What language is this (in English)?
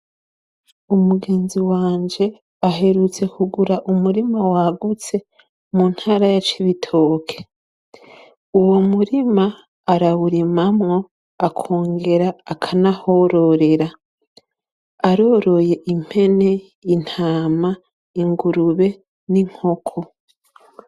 Rundi